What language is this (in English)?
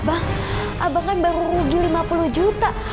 Indonesian